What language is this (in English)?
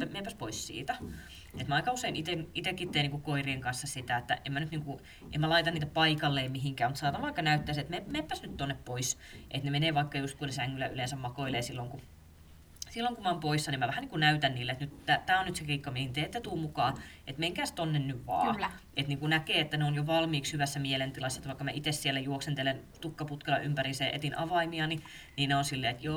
Finnish